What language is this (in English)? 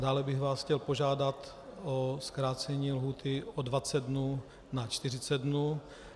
Czech